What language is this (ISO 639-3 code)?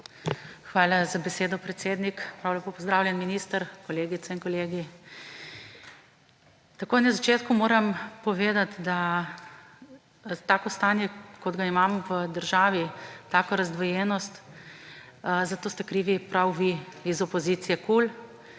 slv